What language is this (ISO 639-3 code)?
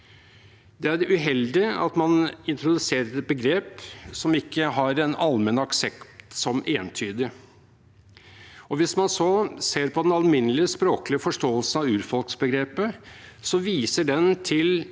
nor